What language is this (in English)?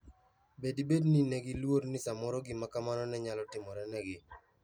Luo (Kenya and Tanzania)